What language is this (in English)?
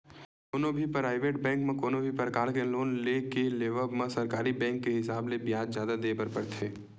Chhattisgarhi